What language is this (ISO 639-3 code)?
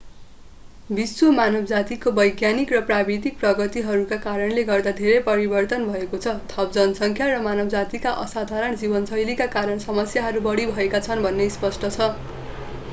nep